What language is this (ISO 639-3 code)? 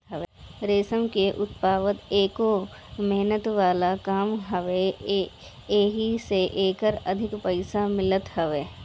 bho